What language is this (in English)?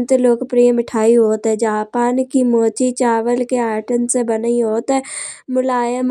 Kanauji